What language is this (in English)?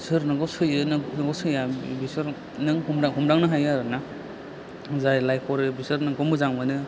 Bodo